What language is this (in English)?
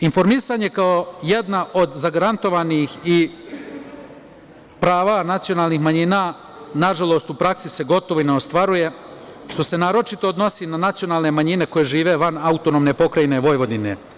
Serbian